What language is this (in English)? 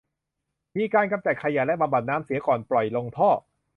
Thai